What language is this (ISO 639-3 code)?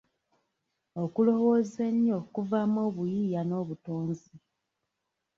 lug